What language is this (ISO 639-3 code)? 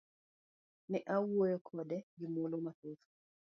luo